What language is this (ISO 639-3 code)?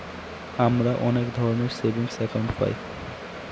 ben